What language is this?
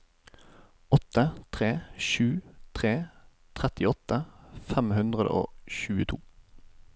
Norwegian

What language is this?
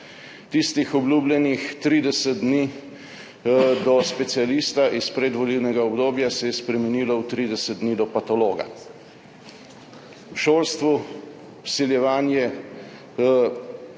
Slovenian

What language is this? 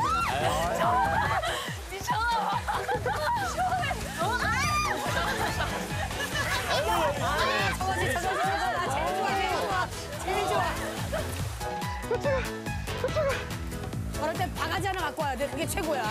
Korean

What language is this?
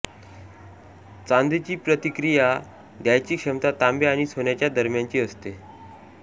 Marathi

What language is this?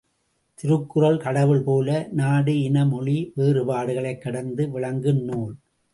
Tamil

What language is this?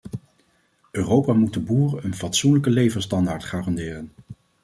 Dutch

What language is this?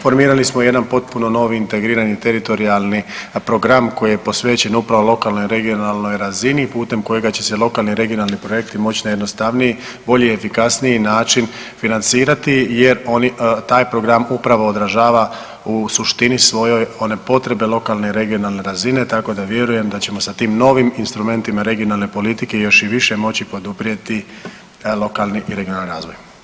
Croatian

